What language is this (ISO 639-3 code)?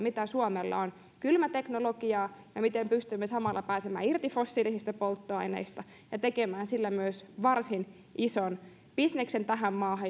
fin